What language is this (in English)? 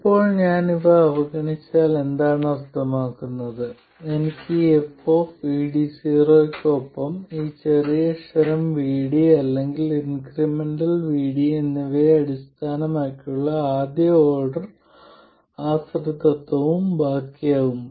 Malayalam